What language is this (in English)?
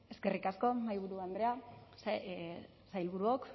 Basque